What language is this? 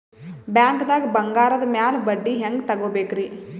Kannada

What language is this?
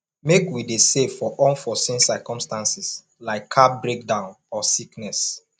Nigerian Pidgin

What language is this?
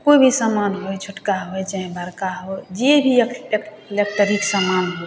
Maithili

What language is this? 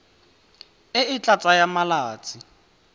Tswana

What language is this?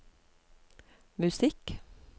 Norwegian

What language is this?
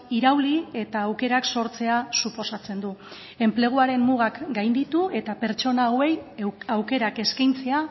Basque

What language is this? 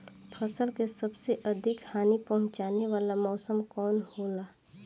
Bhojpuri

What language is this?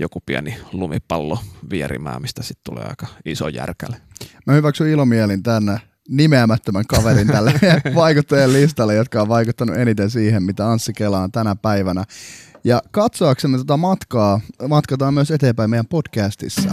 Finnish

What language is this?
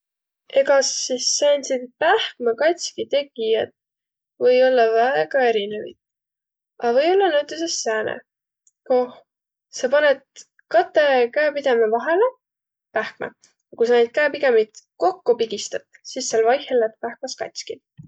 Võro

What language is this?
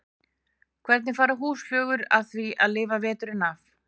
Icelandic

